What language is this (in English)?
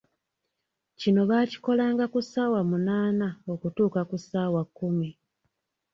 Ganda